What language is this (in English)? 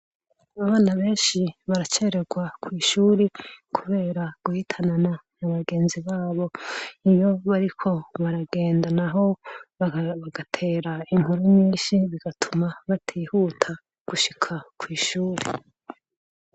Rundi